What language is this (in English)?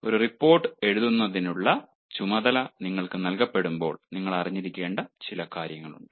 Malayalam